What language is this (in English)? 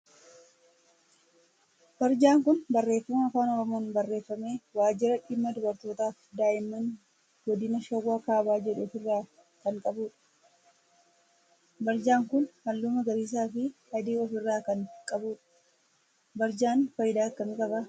Oromo